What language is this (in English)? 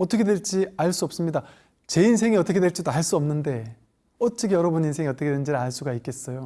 Korean